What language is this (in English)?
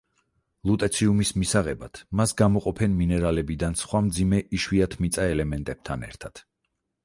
Georgian